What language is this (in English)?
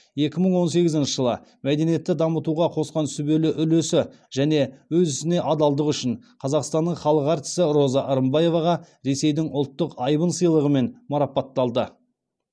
Kazakh